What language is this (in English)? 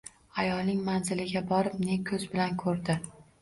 Uzbek